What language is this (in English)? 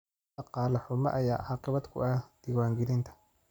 Somali